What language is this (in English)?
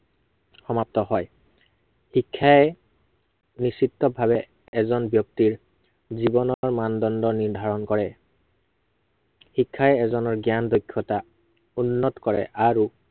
Assamese